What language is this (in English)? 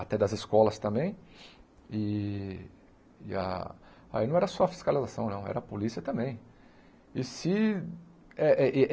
Portuguese